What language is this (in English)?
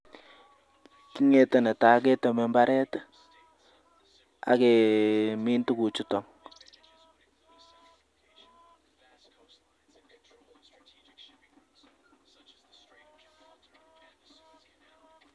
Kalenjin